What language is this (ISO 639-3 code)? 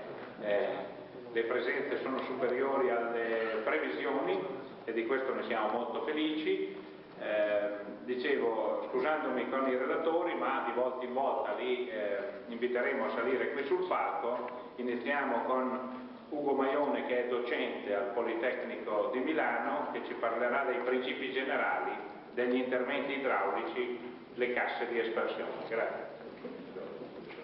ita